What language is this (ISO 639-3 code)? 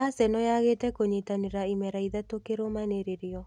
kik